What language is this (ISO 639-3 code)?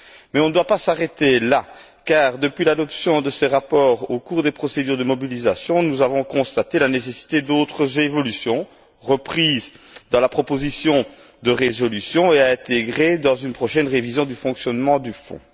fra